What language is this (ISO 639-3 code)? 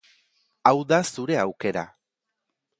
eus